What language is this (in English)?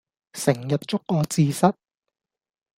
Cantonese